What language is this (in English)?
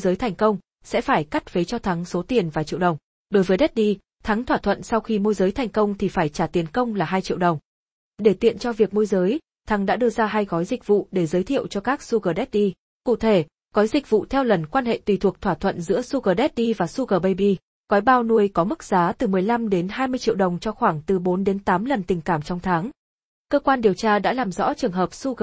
Vietnamese